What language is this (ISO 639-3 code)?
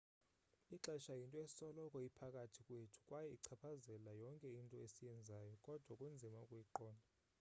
xho